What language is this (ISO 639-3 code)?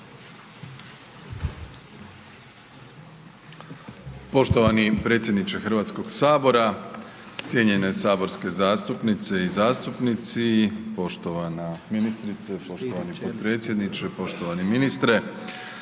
hrv